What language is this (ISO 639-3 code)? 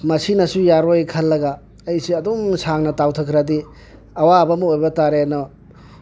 mni